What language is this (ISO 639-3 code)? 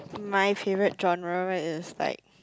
eng